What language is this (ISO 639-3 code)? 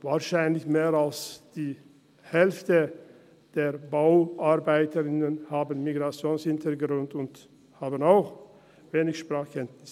gsw